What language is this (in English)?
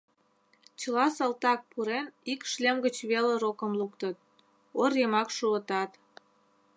Mari